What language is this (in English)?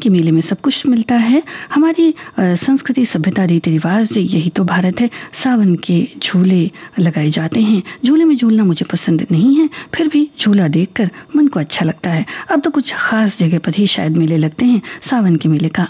Hindi